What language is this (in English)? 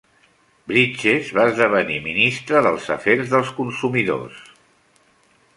Catalan